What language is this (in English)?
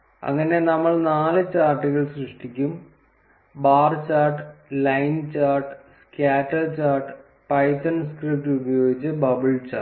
Malayalam